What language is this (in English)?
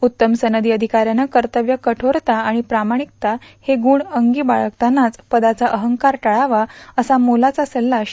Marathi